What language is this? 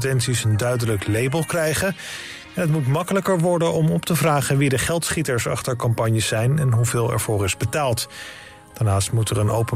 Dutch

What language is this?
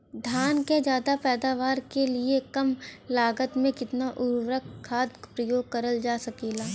Bhojpuri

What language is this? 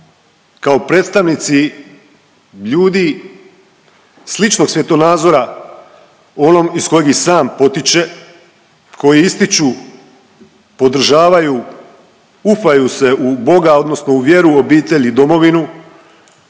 Croatian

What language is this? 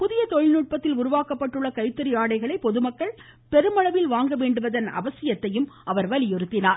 Tamil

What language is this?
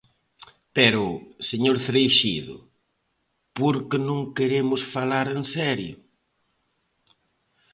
Galician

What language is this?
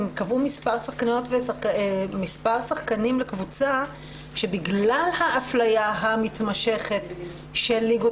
Hebrew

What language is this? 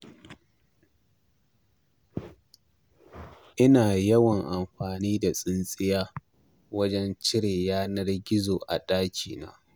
Hausa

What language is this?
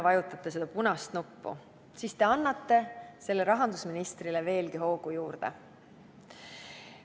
Estonian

